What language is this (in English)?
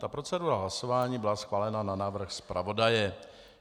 Czech